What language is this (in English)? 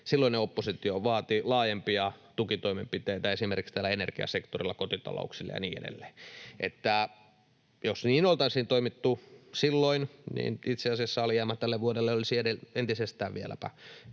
Finnish